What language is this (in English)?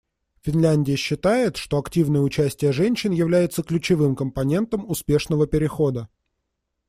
Russian